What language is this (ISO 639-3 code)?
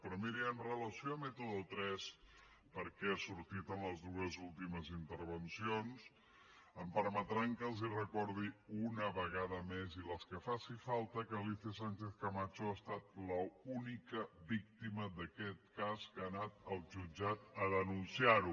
cat